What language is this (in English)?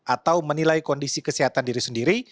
Indonesian